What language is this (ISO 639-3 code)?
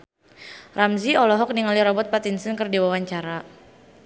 sun